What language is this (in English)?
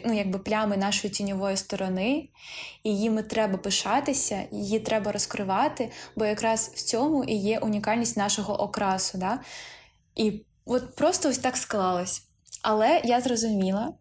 Ukrainian